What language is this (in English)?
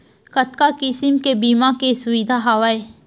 Chhattisgarhi